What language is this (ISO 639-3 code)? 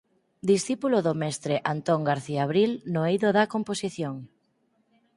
glg